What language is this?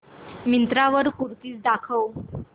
Marathi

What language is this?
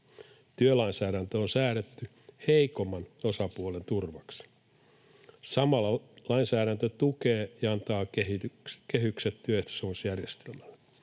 Finnish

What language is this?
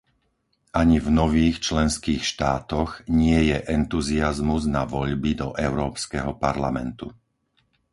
Slovak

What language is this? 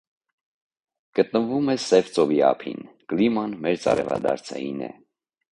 Armenian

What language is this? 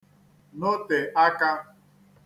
Igbo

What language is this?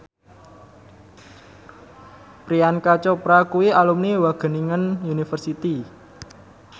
Javanese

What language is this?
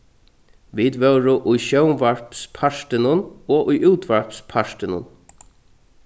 Faroese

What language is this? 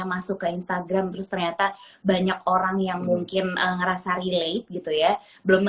Indonesian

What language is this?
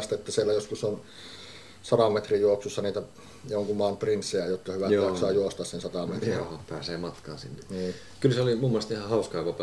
Finnish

